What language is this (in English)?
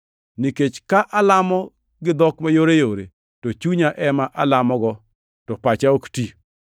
Luo (Kenya and Tanzania)